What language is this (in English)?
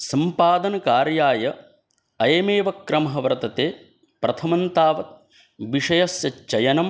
Sanskrit